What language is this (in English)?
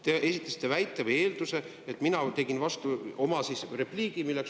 Estonian